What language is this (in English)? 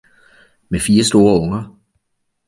Danish